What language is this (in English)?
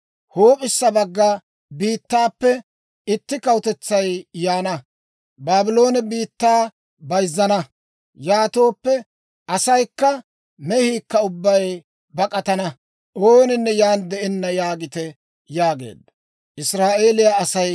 Dawro